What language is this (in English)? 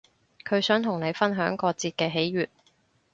Cantonese